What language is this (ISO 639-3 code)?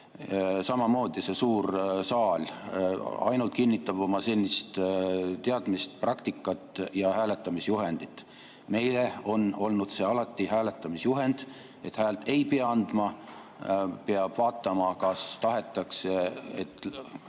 est